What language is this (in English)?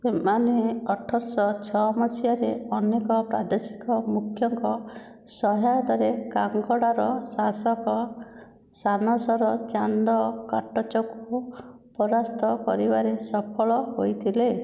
Odia